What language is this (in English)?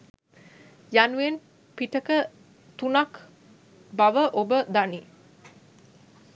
Sinhala